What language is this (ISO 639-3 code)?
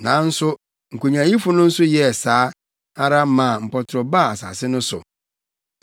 aka